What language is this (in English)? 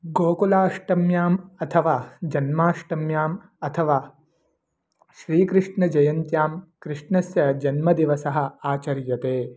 Sanskrit